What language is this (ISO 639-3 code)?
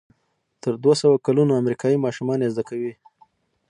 pus